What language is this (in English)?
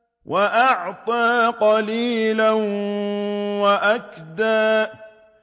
Arabic